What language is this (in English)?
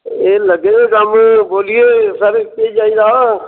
Dogri